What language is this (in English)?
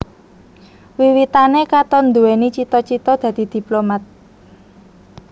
Javanese